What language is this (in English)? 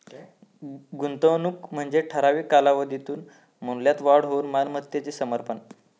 Marathi